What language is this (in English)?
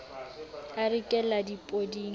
Southern Sotho